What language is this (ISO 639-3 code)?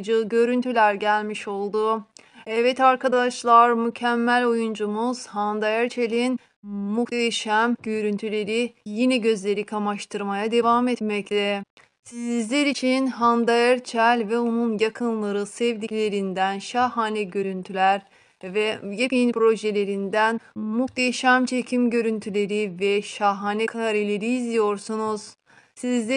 tur